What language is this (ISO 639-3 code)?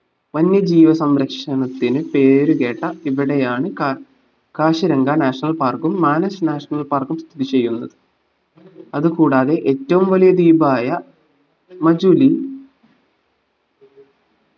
mal